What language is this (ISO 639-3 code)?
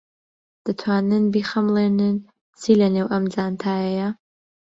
ckb